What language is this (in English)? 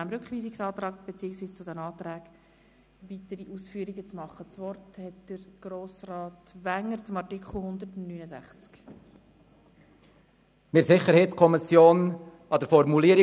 Swiss German